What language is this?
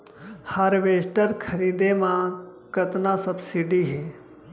Chhattisgarhi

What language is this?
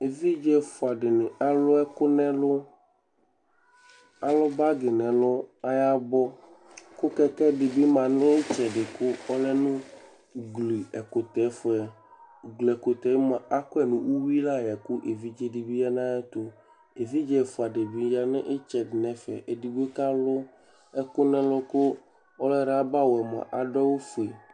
Ikposo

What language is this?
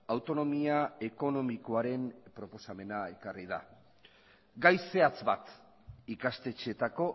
Basque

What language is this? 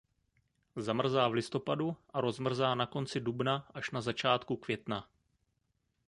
Czech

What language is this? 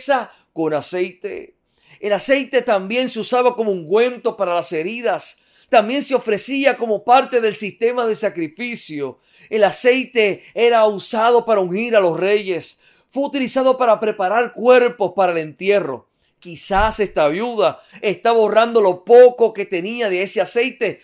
Spanish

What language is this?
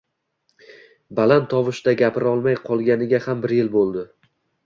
Uzbek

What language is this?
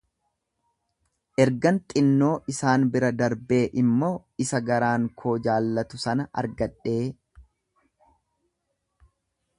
Oromo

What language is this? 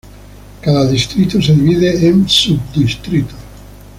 Spanish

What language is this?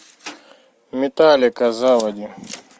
Russian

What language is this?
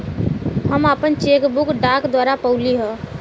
Bhojpuri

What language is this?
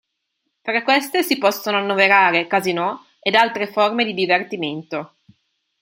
Italian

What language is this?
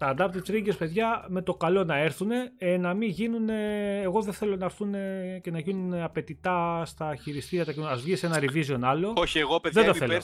Greek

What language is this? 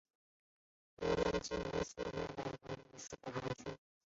Chinese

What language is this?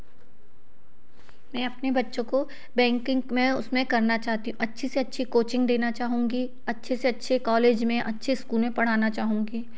Hindi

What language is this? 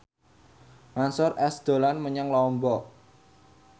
Javanese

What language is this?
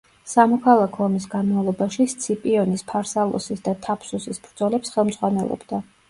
Georgian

